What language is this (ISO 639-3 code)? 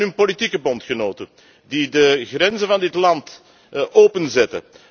nld